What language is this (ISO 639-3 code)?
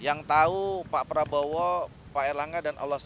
ind